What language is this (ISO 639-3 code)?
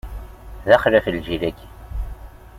kab